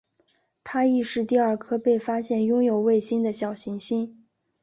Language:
Chinese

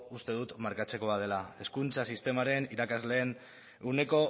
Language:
Basque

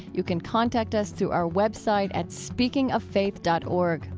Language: English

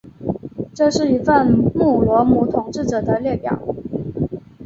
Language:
Chinese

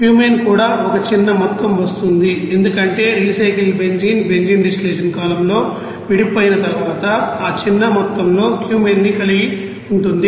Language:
Telugu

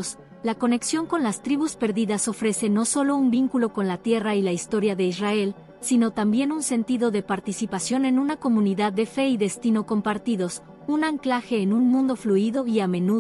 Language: Spanish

